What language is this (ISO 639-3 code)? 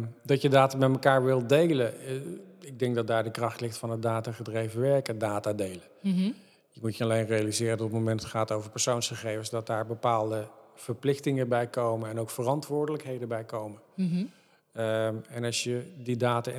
nld